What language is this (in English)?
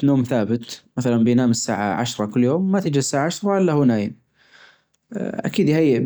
Najdi Arabic